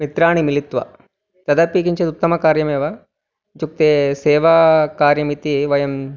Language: Sanskrit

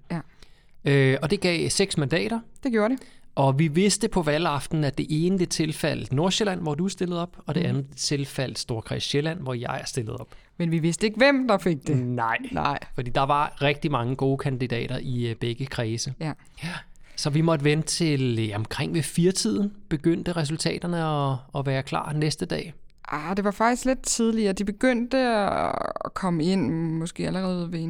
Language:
Danish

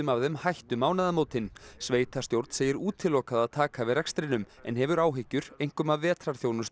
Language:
Icelandic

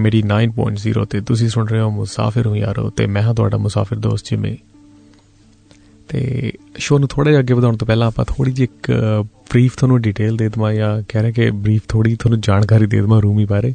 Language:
Hindi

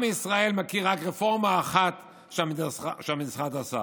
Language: Hebrew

